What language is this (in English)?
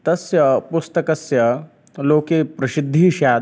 Sanskrit